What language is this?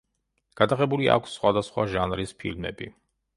Georgian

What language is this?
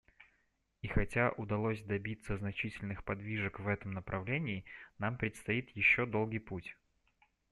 Russian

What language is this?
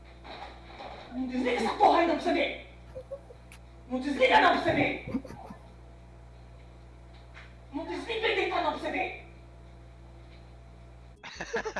Portuguese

